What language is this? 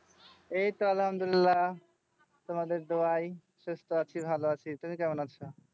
Bangla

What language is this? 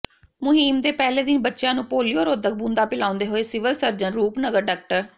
Punjabi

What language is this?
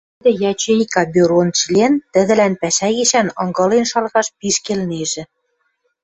Western Mari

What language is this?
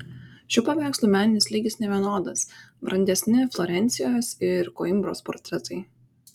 Lithuanian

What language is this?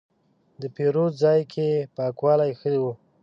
Pashto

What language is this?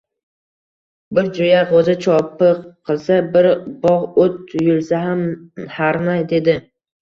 Uzbek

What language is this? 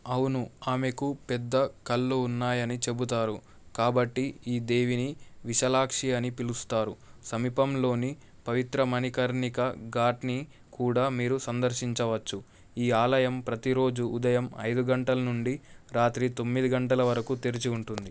Telugu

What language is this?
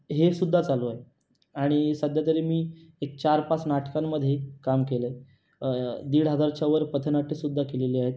Marathi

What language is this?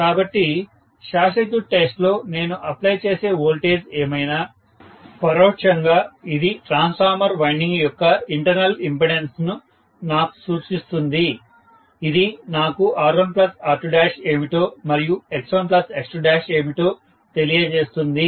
Telugu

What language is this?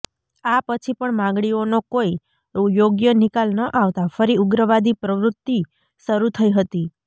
Gujarati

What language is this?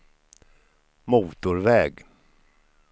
Swedish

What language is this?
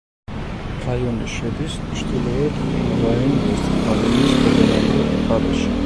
Georgian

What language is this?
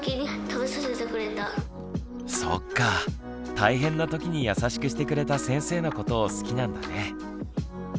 Japanese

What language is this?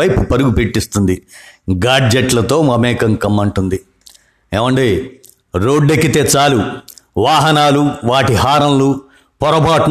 Telugu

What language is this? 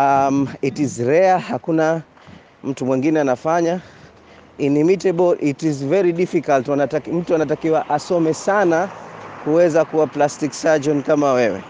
Swahili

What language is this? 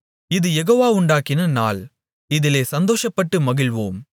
Tamil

